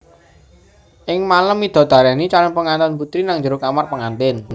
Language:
Javanese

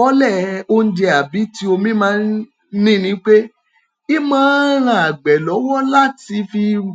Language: Yoruba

